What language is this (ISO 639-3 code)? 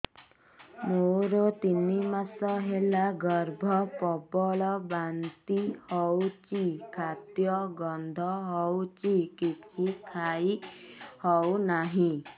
ori